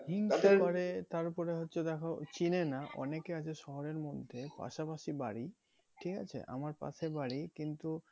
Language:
Bangla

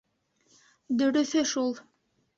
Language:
Bashkir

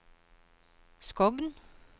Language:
Norwegian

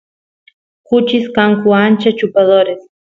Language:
Santiago del Estero Quichua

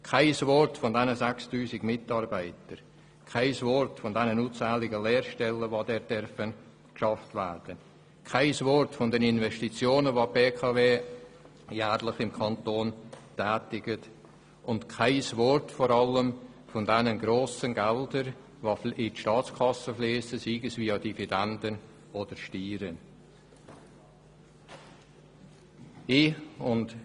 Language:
Swiss German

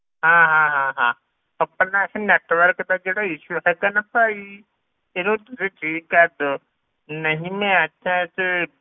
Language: Punjabi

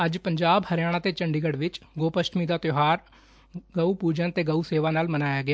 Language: Punjabi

